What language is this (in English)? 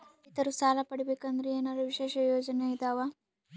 Kannada